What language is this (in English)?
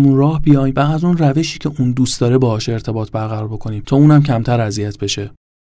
Persian